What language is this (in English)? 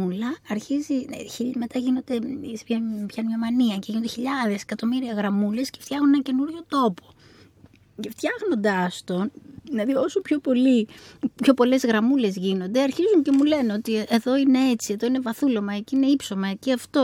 Greek